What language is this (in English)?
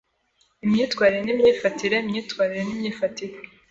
Kinyarwanda